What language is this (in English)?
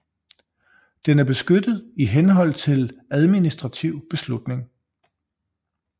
Danish